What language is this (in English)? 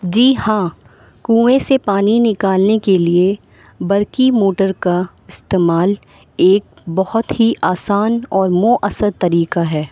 Urdu